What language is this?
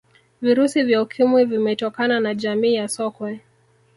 Swahili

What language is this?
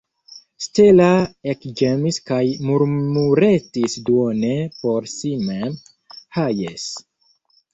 Esperanto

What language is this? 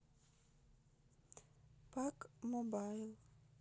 Russian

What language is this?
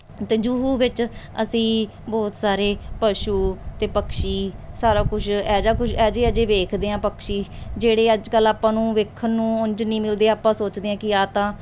Punjabi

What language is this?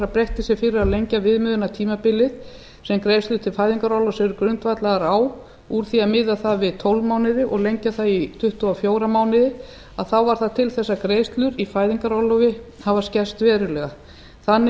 Icelandic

